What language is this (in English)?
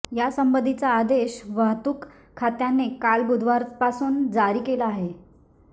Marathi